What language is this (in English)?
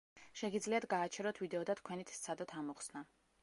Georgian